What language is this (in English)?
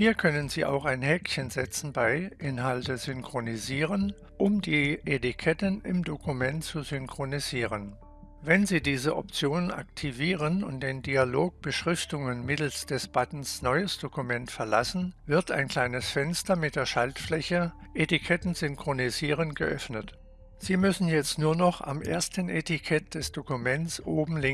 German